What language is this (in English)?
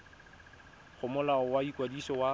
Tswana